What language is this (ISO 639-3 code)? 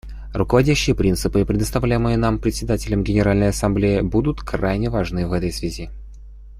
rus